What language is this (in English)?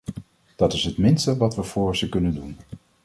Dutch